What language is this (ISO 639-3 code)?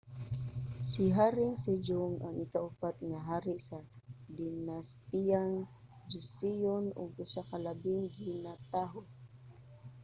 ceb